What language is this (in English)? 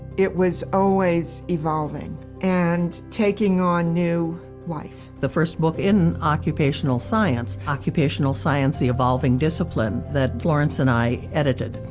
English